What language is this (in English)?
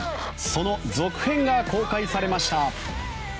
Japanese